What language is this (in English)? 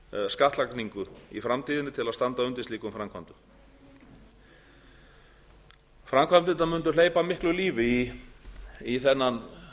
Icelandic